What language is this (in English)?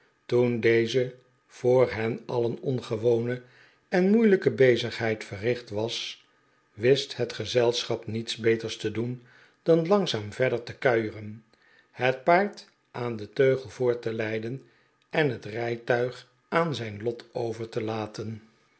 Dutch